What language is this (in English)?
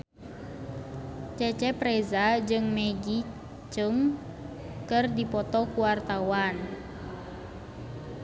Sundanese